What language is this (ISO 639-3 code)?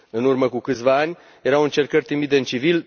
ron